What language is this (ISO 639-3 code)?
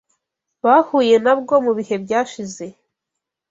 kin